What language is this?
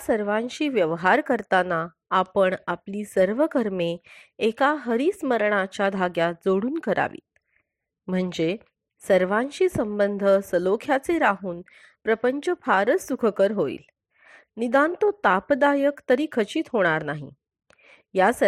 Marathi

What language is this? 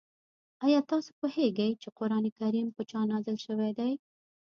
Pashto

